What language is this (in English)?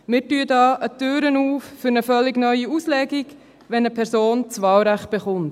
Swiss German